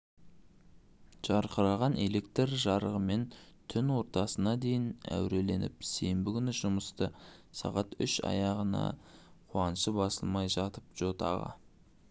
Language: Kazakh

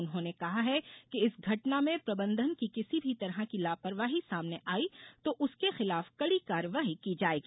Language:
Hindi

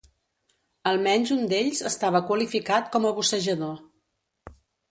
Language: Catalan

